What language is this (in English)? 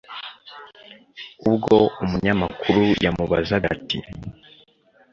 Kinyarwanda